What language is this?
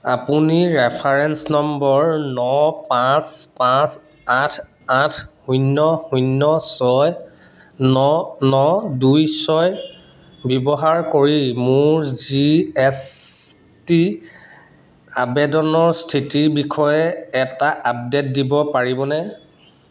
Assamese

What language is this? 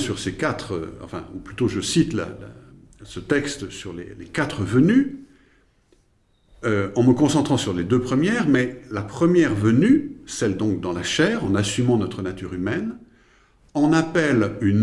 French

